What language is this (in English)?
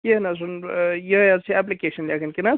Kashmiri